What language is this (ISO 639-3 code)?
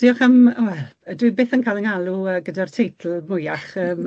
cym